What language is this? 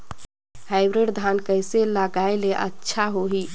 Chhattisgarhi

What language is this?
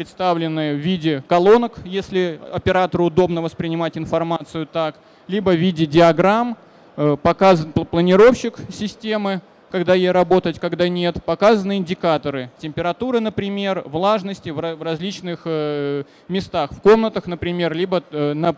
Russian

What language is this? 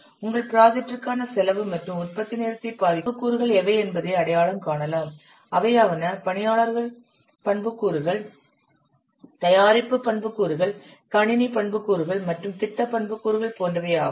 Tamil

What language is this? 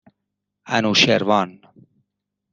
Persian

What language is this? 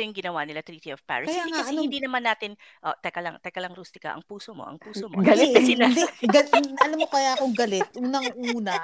Filipino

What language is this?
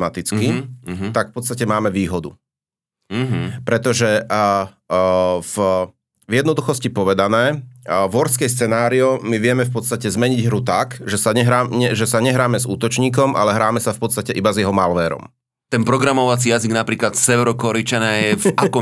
Slovak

